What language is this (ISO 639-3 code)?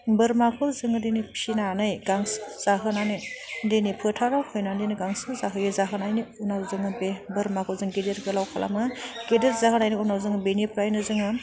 brx